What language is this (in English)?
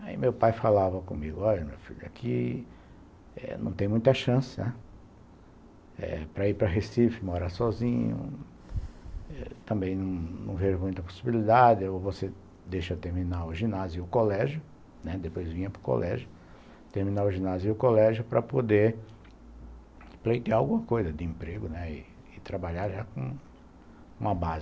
Portuguese